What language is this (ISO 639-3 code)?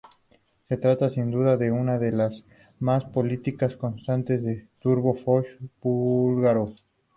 spa